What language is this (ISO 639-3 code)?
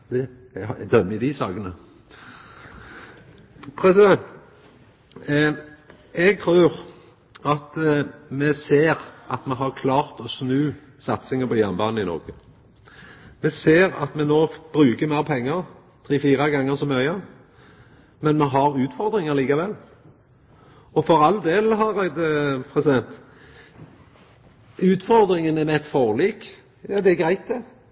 nno